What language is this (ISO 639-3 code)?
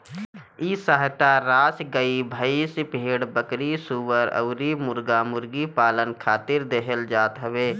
bho